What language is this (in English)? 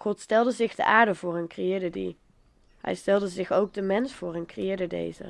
Dutch